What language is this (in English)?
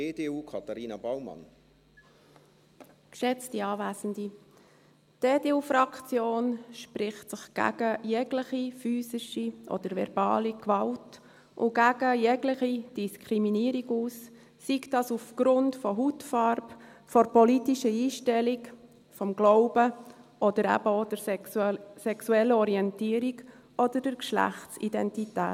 Swiss German